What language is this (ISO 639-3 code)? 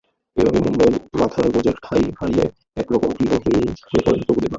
ben